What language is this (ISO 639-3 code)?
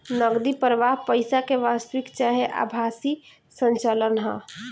bho